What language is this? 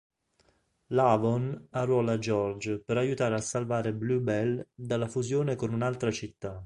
Italian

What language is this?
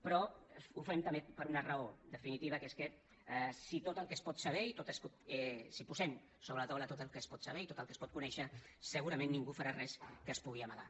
Catalan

